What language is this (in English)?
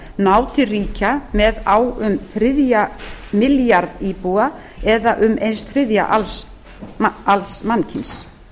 Icelandic